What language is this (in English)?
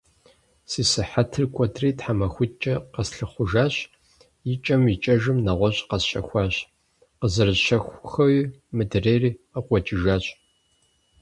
Kabardian